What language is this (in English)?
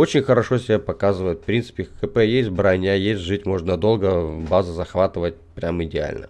Russian